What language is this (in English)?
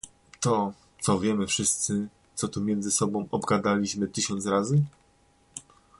Polish